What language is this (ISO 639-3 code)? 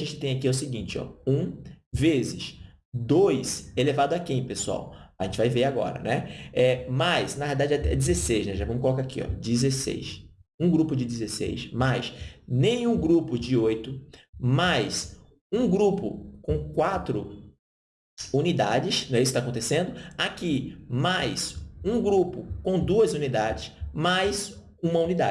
por